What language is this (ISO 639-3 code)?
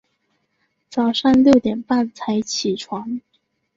zho